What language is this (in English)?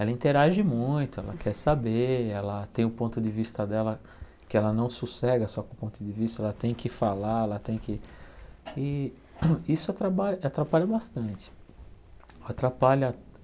Portuguese